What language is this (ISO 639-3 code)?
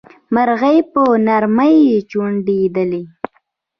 pus